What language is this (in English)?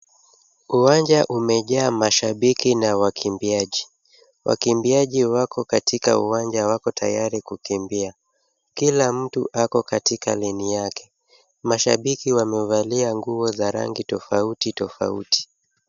Swahili